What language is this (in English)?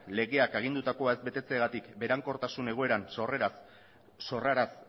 Basque